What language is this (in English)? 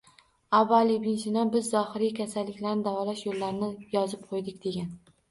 Uzbek